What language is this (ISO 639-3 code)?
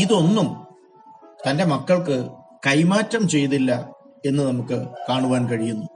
mal